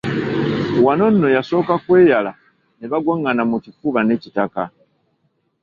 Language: Ganda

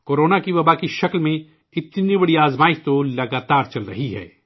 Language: Urdu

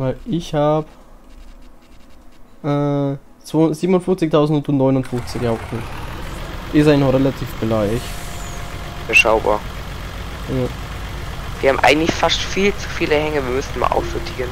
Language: German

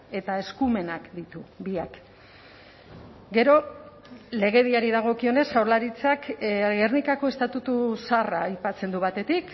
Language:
Basque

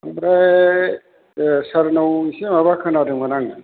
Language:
Bodo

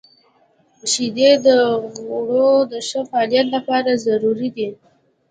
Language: Pashto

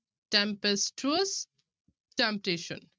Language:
Punjabi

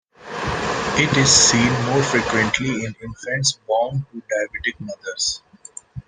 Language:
English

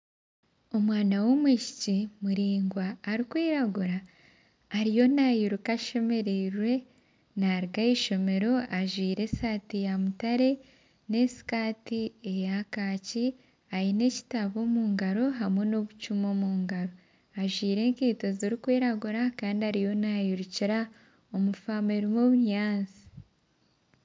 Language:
Nyankole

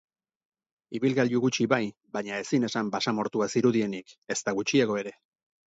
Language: Basque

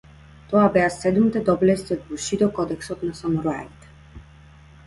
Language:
Macedonian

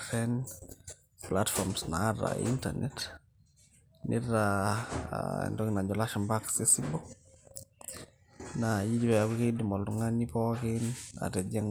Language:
Masai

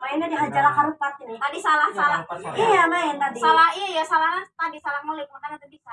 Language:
Indonesian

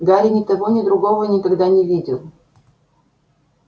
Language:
Russian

